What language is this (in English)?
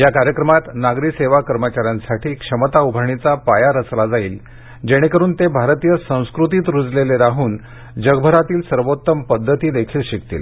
Marathi